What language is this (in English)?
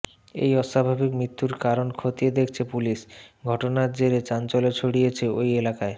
Bangla